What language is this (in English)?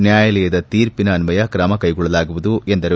Kannada